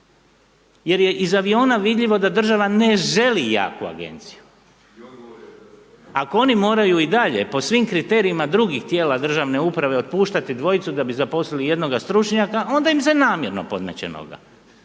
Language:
Croatian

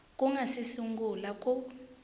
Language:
Tsonga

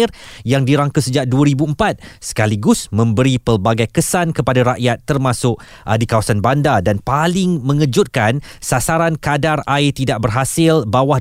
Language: Malay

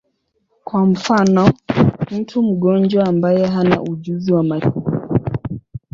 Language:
Swahili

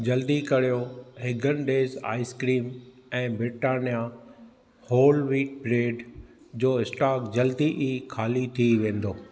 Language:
Sindhi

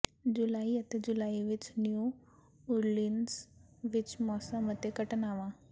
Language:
Punjabi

